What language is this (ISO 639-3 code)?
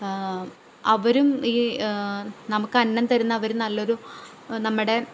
mal